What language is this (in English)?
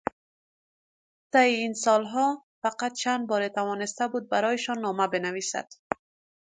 Persian